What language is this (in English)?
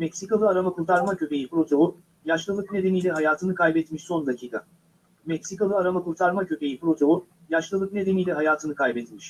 Turkish